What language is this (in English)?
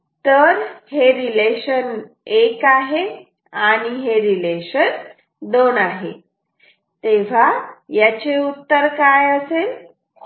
Marathi